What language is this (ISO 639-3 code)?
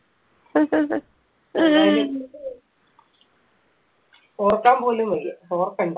mal